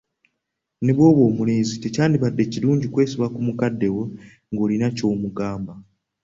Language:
Ganda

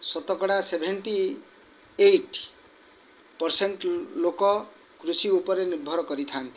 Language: Odia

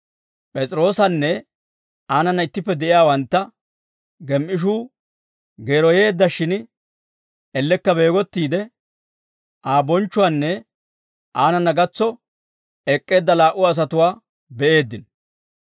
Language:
Dawro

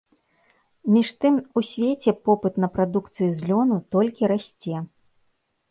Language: Belarusian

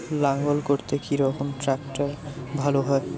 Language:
Bangla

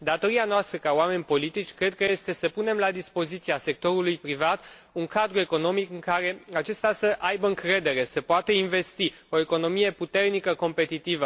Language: Romanian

